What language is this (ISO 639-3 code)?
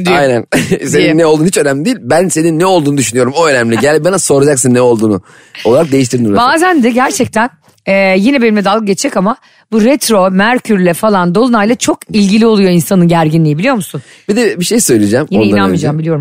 tur